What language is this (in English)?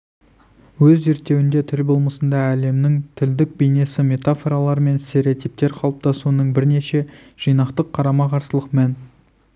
Kazakh